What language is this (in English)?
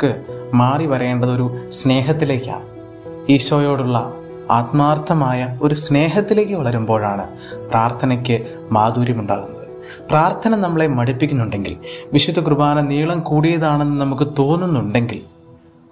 Malayalam